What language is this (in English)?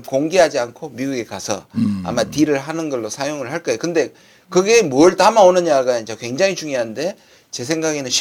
Korean